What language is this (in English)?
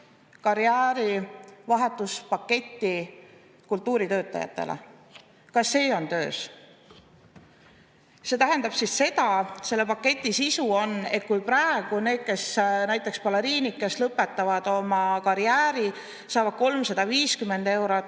Estonian